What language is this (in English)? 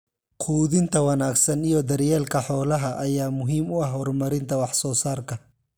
Somali